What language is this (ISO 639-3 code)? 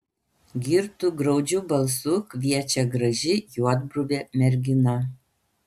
lit